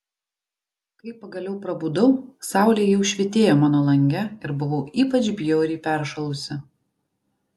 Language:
Lithuanian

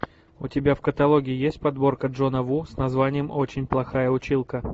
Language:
Russian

